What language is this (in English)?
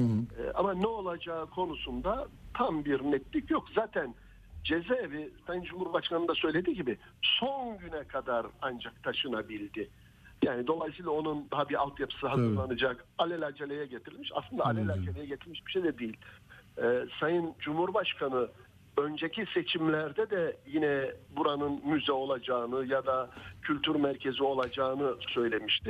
Turkish